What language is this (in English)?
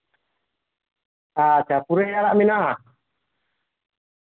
Santali